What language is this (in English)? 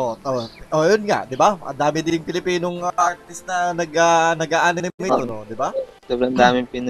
Filipino